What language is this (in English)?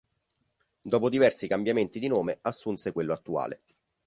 Italian